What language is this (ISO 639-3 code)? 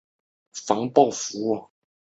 zho